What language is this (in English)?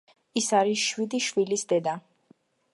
Georgian